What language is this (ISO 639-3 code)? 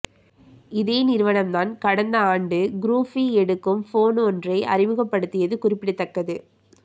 tam